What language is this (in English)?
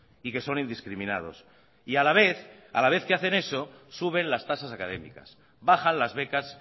Spanish